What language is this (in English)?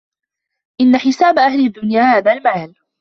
Arabic